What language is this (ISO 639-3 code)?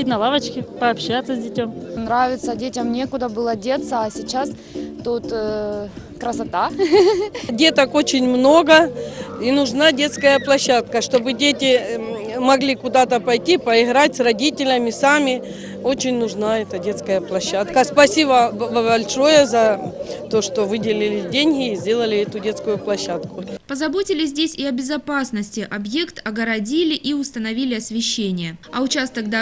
rus